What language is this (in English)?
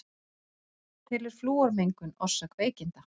Icelandic